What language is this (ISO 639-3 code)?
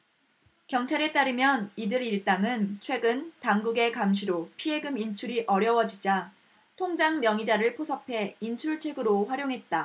kor